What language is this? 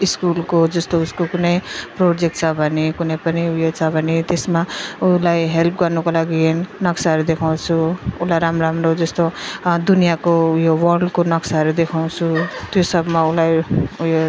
Nepali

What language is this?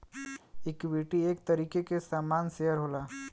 Bhojpuri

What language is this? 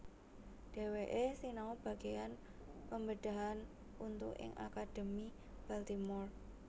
Javanese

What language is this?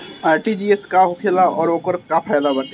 Bhojpuri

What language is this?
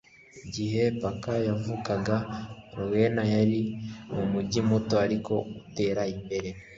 Kinyarwanda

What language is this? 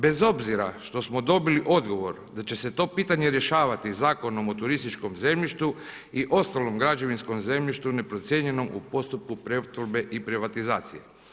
Croatian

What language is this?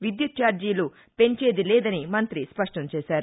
Telugu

